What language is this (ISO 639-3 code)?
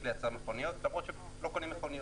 heb